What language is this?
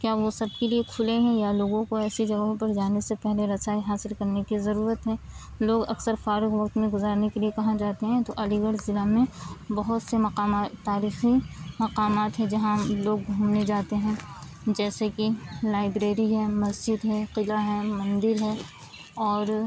Urdu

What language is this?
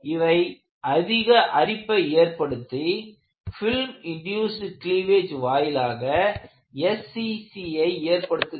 Tamil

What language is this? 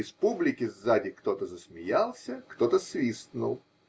Russian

